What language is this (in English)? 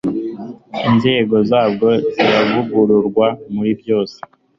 Kinyarwanda